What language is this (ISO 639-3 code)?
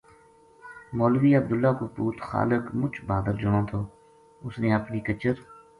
gju